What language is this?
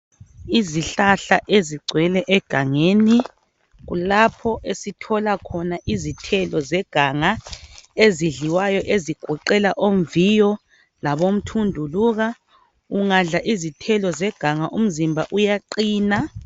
North Ndebele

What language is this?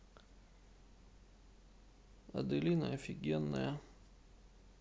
Russian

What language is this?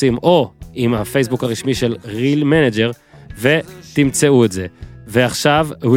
Hebrew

